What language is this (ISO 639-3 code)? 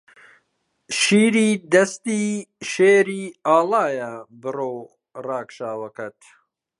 ckb